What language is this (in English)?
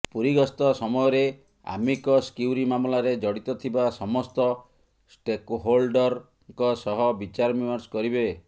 Odia